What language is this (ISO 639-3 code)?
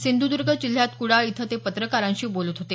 mar